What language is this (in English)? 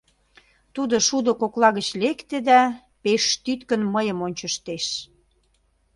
Mari